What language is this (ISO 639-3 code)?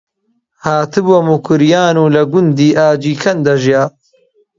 ckb